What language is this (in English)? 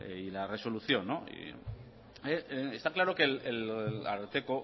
Spanish